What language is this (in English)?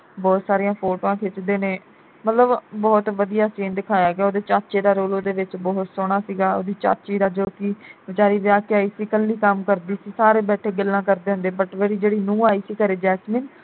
Punjabi